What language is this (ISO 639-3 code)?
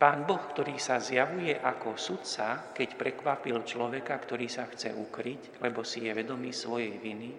slk